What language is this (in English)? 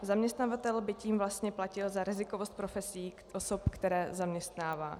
Czech